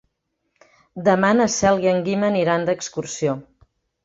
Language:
Catalan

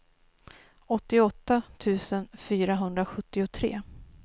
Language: Swedish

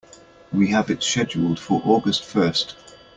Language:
English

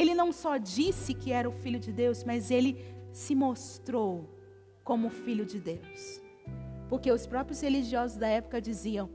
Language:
Portuguese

